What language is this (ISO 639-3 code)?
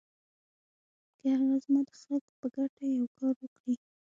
pus